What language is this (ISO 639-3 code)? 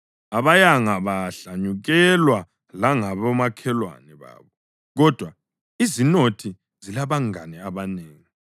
nde